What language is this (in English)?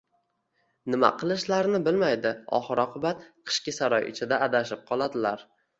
Uzbek